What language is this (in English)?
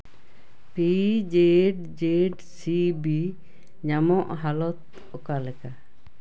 Santali